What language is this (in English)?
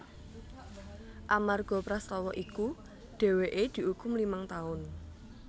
Javanese